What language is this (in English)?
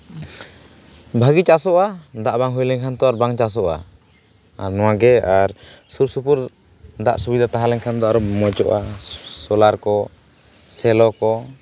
Santali